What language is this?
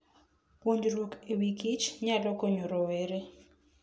Luo (Kenya and Tanzania)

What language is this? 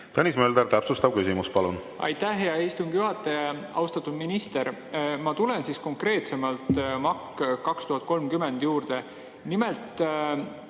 Estonian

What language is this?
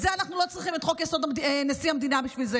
Hebrew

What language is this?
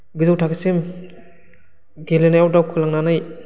Bodo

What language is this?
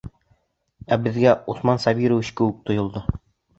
Bashkir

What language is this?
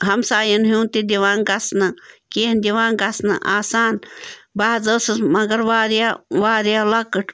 Kashmiri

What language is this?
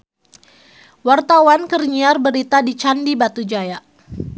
Sundanese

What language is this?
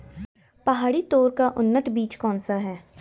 Hindi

